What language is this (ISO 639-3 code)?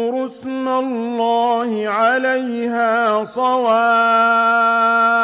ara